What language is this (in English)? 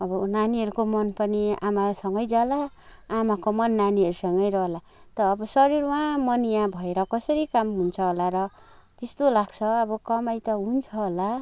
Nepali